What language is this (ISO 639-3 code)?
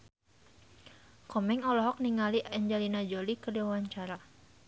sun